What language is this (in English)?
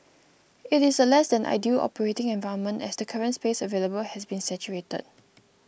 English